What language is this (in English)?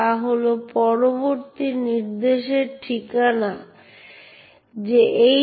Bangla